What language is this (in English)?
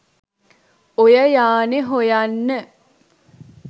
Sinhala